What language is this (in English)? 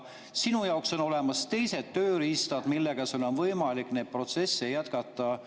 Estonian